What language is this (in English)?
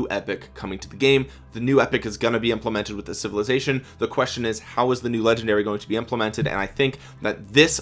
English